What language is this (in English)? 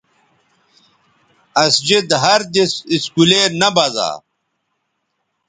Bateri